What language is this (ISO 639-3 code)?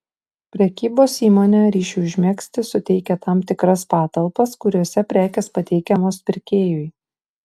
lit